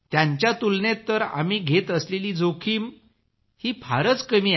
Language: Marathi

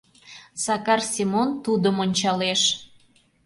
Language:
Mari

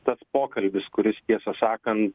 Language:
Lithuanian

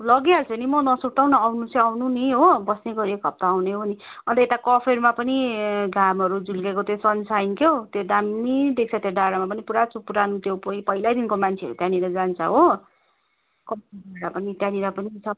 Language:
Nepali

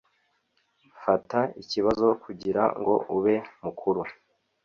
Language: Kinyarwanda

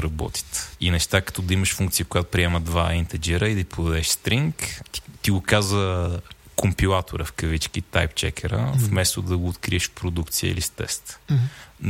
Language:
Bulgarian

